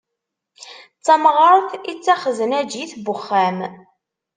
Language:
Kabyle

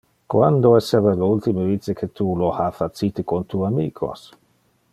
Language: Interlingua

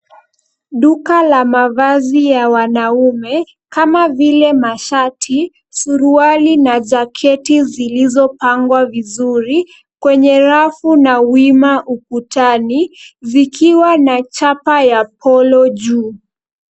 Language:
Swahili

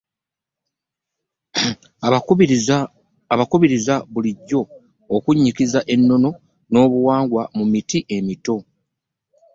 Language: Ganda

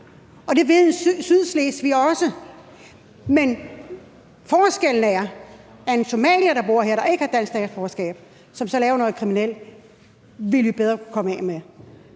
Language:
Danish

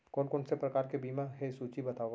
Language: Chhattisgarhi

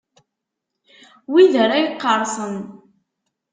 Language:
Kabyle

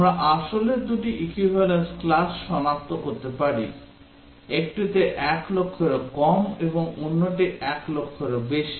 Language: Bangla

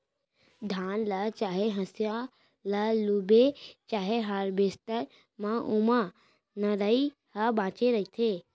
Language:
Chhattisgarhi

